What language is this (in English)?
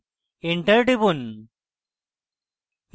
Bangla